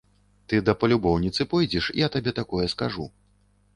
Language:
Belarusian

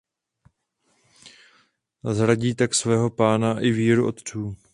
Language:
Czech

